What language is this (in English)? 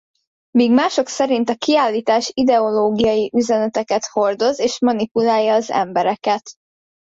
Hungarian